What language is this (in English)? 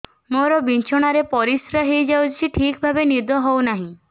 Odia